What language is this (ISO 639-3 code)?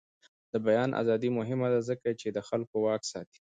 pus